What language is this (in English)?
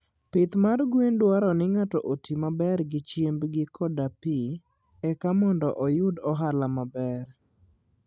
Luo (Kenya and Tanzania)